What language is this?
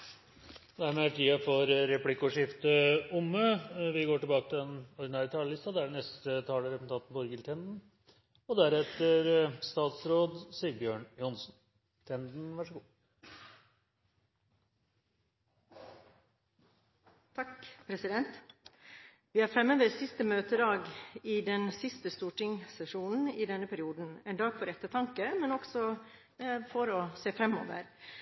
Norwegian Bokmål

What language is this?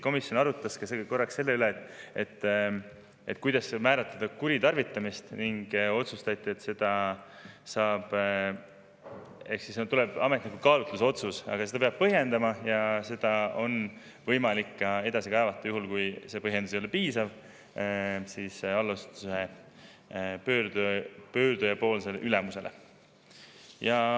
Estonian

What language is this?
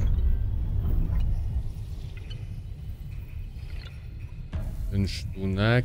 Polish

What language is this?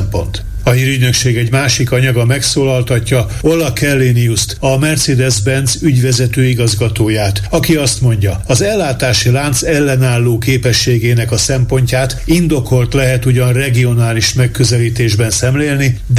Hungarian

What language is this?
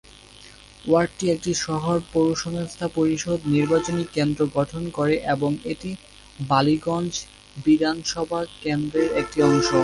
Bangla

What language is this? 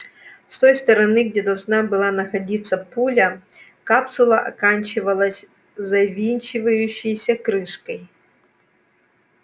Russian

